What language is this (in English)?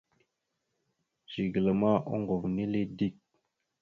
Mada (Cameroon)